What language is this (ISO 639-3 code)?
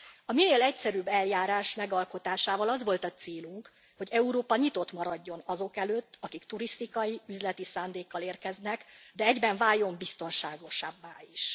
hun